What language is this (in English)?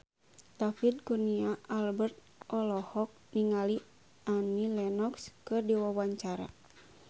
Sundanese